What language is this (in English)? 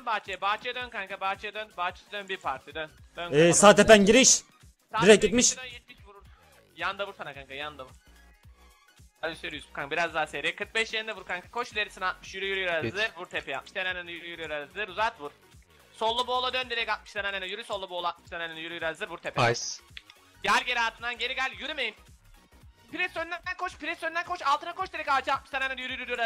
Turkish